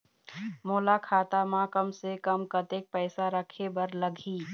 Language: Chhattisgarhi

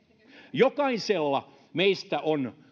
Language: Finnish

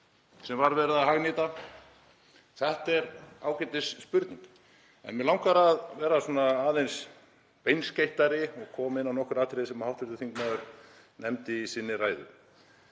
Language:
Icelandic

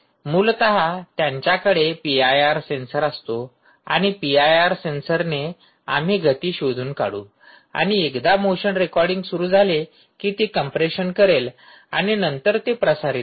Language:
Marathi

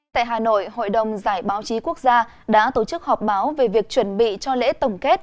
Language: Vietnamese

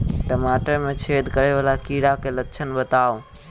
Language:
Maithili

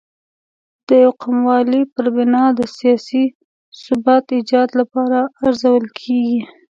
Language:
Pashto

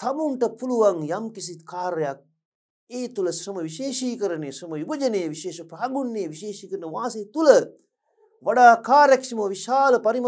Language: Turkish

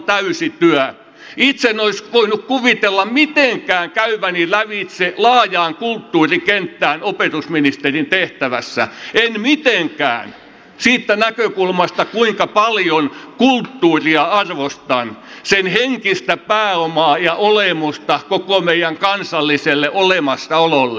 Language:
Finnish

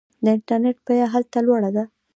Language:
Pashto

